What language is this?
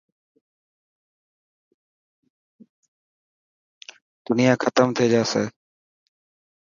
Dhatki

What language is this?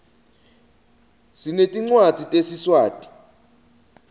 Swati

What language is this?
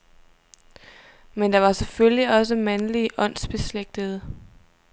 Danish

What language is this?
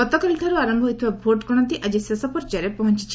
Odia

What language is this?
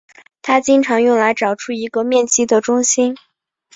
Chinese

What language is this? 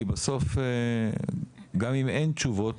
Hebrew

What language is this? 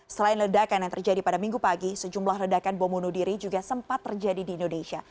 Indonesian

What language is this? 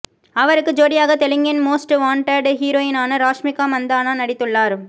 Tamil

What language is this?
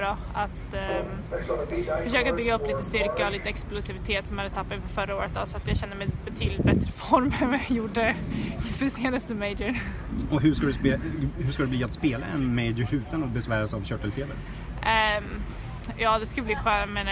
Swedish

